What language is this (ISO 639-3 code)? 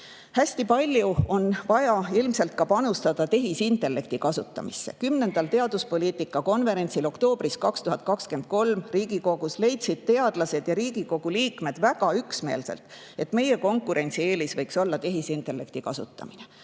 est